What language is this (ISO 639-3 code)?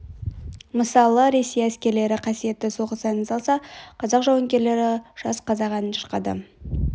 kaz